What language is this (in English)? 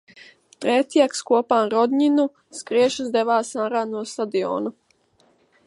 Latvian